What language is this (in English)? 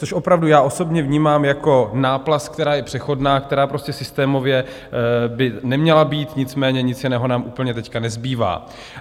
Czech